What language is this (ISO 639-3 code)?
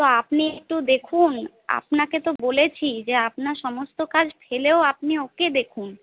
ben